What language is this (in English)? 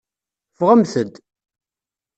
Kabyle